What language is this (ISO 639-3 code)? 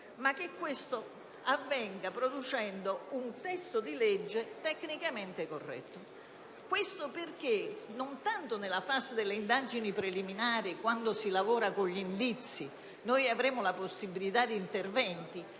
ita